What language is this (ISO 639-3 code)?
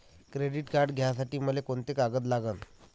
mar